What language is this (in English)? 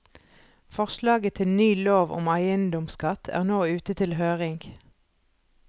Norwegian